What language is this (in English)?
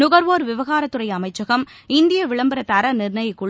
Tamil